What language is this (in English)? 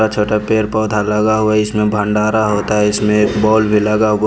Hindi